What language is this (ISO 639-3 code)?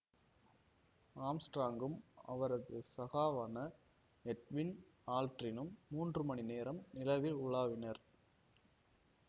tam